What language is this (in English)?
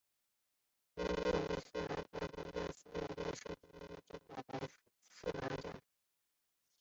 Chinese